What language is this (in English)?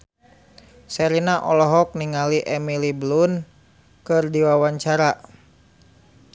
Sundanese